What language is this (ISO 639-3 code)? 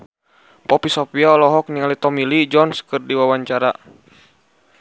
sun